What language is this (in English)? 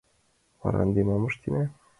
Mari